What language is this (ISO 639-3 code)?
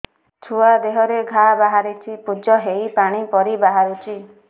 ori